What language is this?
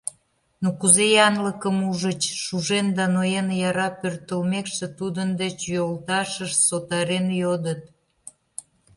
Mari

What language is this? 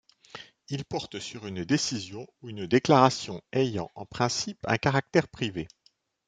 French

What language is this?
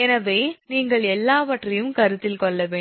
Tamil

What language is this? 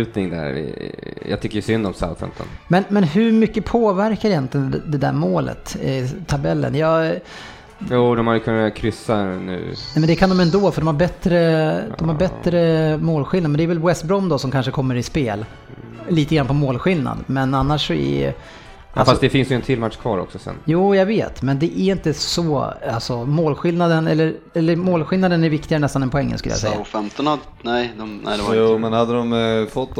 Swedish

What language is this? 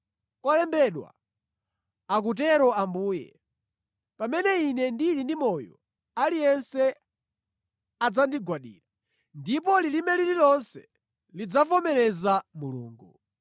Nyanja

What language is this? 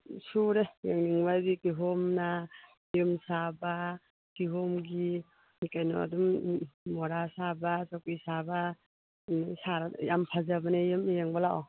Manipuri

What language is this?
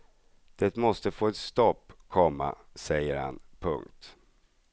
Swedish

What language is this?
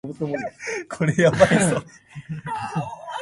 Japanese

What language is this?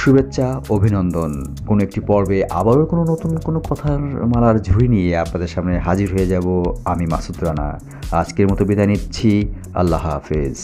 Hindi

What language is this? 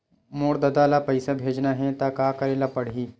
Chhattisgarhi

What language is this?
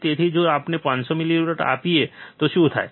Gujarati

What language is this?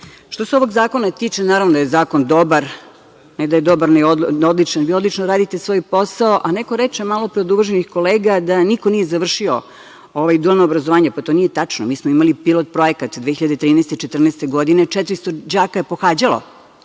Serbian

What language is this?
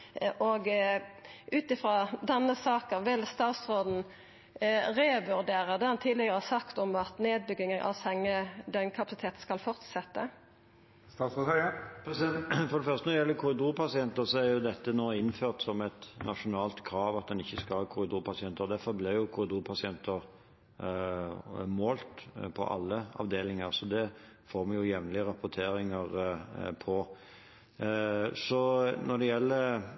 Norwegian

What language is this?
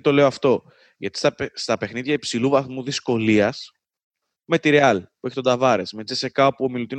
Greek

